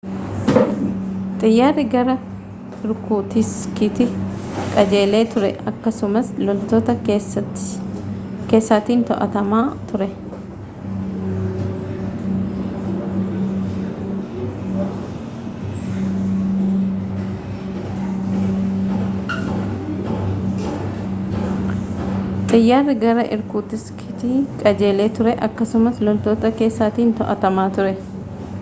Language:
Oromo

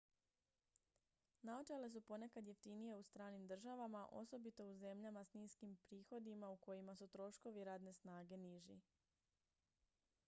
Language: Croatian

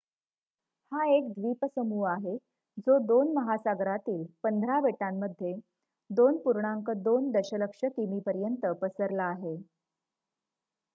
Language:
Marathi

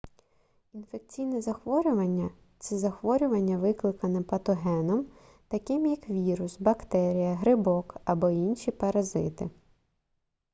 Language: Ukrainian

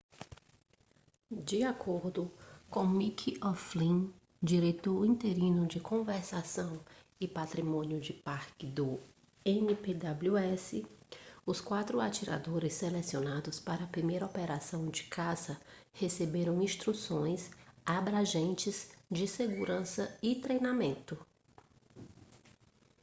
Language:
Portuguese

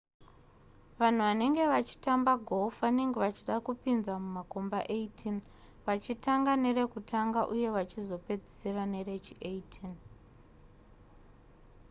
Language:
Shona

